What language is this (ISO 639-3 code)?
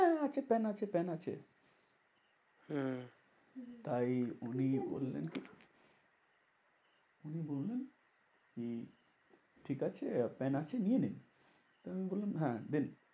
ben